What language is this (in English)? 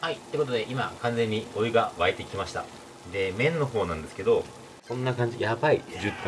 Japanese